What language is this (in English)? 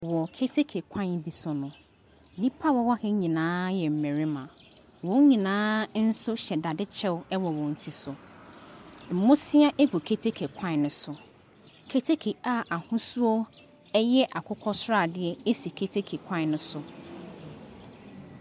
Akan